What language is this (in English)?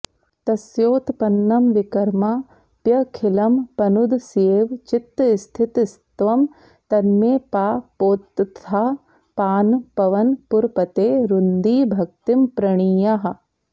Sanskrit